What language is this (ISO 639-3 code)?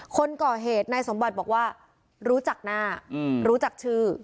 tha